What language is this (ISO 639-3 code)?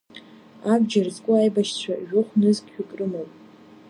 abk